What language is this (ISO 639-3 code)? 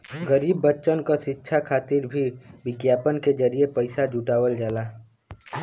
bho